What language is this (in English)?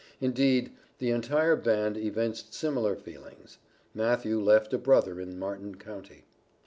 English